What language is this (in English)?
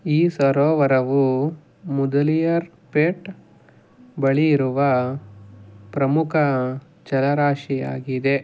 Kannada